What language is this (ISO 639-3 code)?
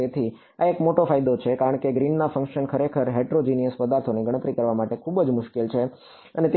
guj